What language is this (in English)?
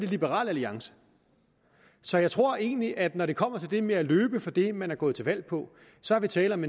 Danish